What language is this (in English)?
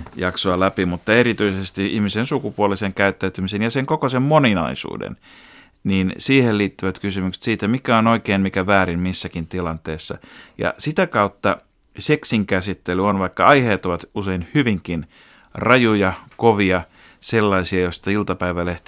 Finnish